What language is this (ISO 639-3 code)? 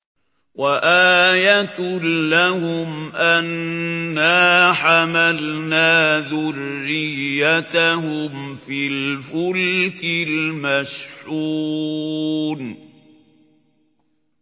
ara